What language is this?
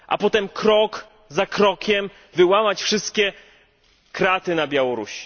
Polish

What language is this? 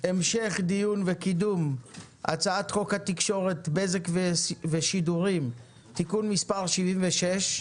Hebrew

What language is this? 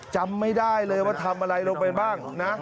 Thai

